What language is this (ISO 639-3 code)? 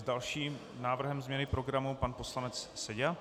ces